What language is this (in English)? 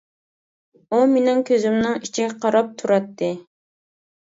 Uyghur